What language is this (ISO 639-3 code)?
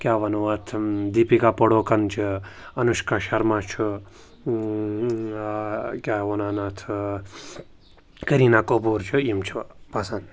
kas